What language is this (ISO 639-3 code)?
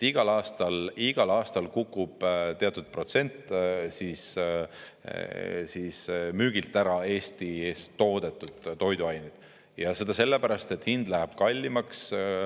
est